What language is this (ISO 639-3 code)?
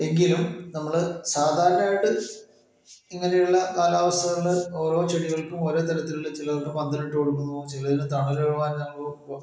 mal